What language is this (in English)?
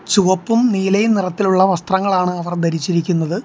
Malayalam